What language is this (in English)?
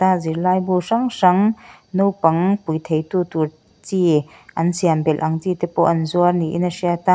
Mizo